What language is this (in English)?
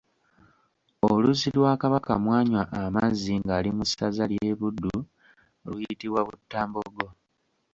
Ganda